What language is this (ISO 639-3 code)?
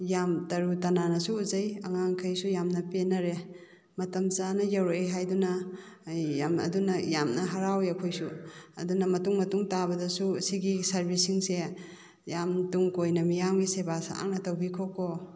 mni